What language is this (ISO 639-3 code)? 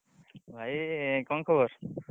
ori